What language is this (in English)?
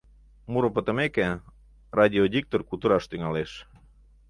Mari